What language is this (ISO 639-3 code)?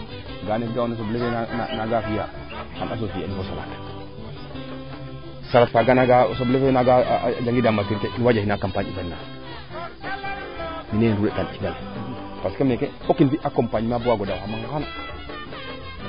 srr